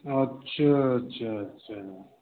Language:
Maithili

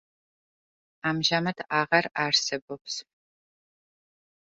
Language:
Georgian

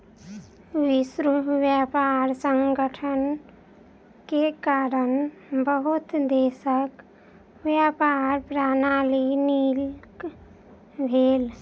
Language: Maithili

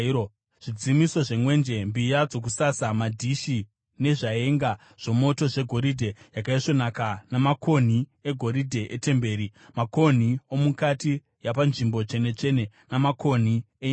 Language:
Shona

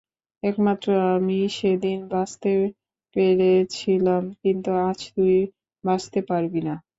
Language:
Bangla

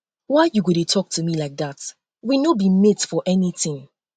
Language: Nigerian Pidgin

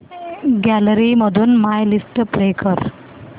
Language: Marathi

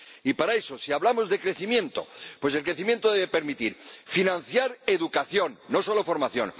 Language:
Spanish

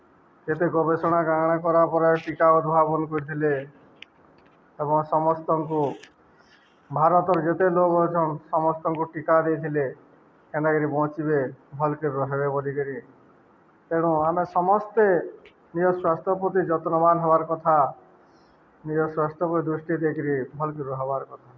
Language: Odia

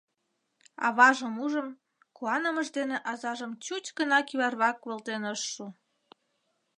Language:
Mari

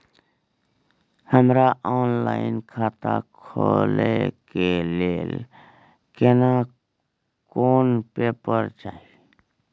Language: Maithili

